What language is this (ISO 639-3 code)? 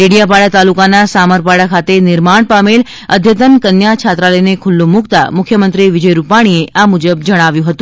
guj